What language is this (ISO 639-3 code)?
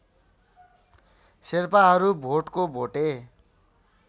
nep